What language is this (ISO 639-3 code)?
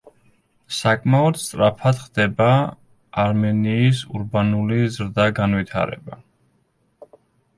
kat